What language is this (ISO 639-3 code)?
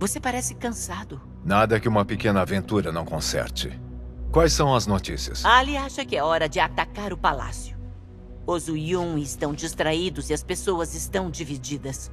por